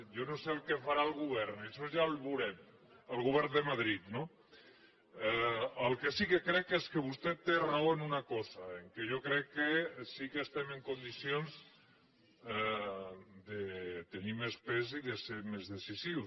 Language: Catalan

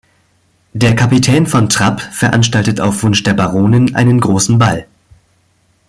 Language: German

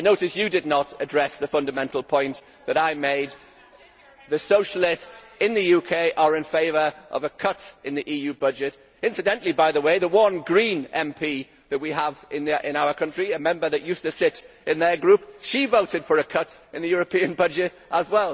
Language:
English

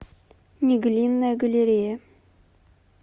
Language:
Russian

